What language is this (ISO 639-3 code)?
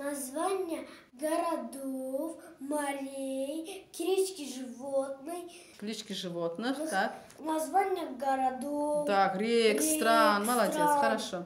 rus